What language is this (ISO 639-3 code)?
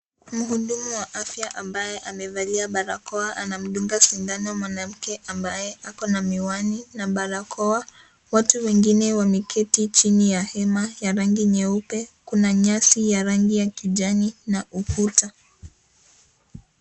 swa